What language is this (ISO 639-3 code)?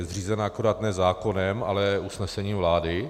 ces